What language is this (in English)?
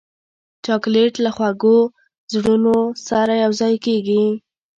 Pashto